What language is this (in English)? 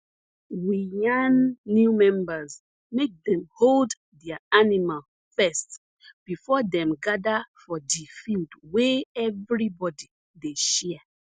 Nigerian Pidgin